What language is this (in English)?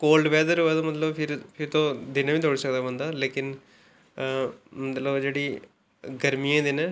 Dogri